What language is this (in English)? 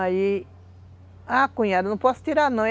Portuguese